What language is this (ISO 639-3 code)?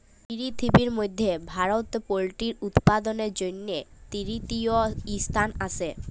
ben